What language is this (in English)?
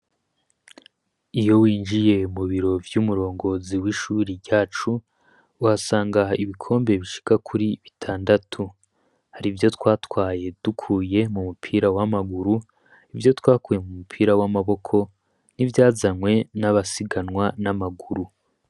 Rundi